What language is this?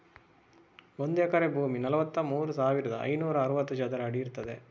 Kannada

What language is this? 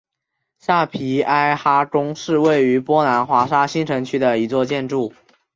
Chinese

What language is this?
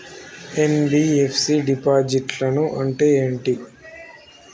Telugu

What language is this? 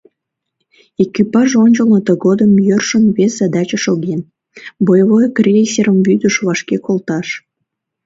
Mari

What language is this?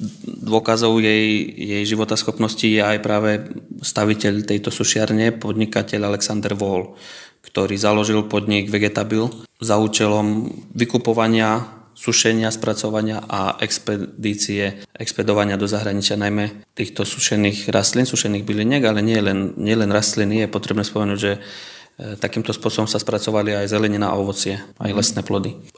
Slovak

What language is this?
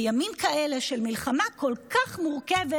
Hebrew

